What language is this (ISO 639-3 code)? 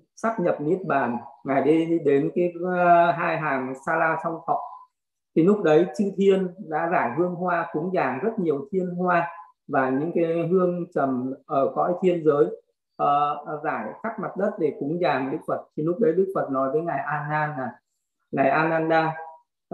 vie